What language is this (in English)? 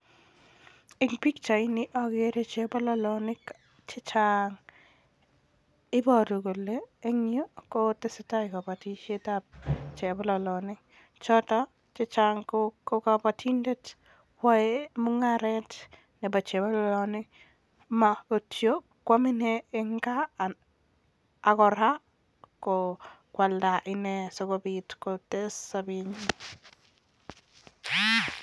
Kalenjin